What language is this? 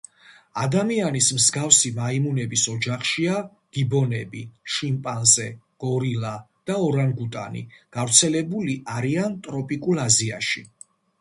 Georgian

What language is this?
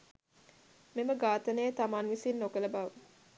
Sinhala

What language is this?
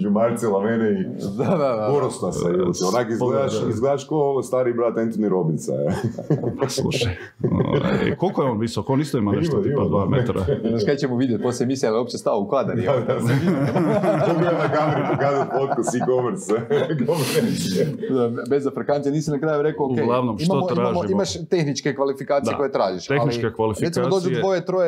Croatian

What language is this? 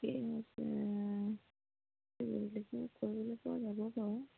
Assamese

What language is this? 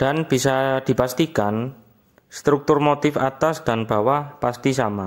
Indonesian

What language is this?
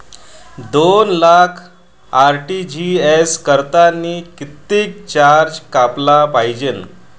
Marathi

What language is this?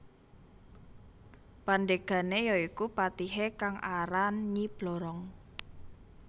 Javanese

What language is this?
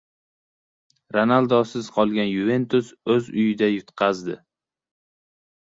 Uzbek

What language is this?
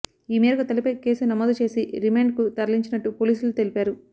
Telugu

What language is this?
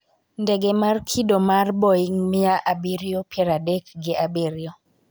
Luo (Kenya and Tanzania)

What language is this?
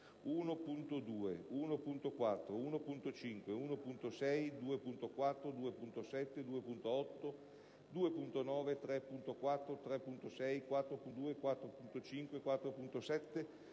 Italian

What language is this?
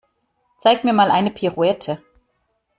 German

